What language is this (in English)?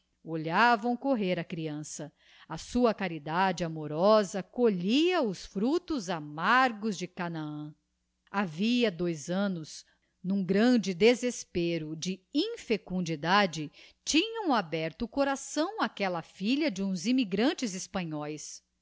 Portuguese